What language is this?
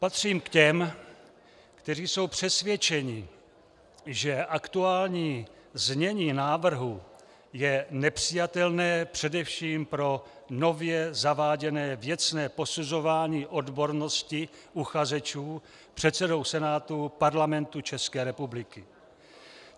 Czech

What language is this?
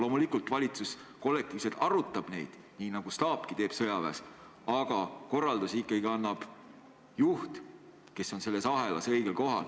Estonian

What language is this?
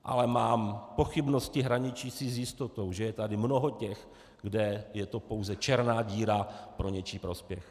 Czech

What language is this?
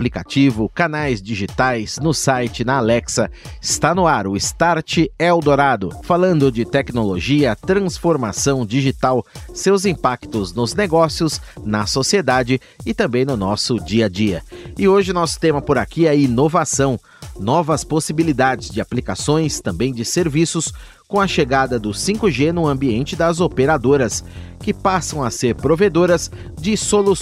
Portuguese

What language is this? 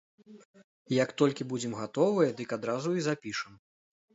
Belarusian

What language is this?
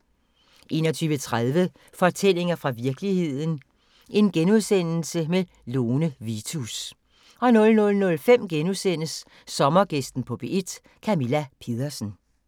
Danish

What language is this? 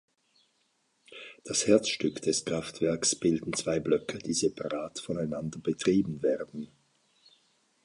German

